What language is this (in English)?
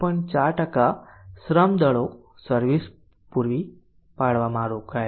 Gujarati